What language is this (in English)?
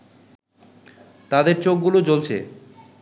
Bangla